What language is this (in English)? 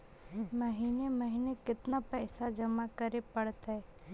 Magahi